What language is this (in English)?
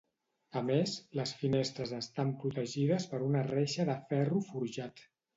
Catalan